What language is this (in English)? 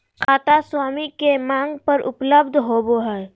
Magahi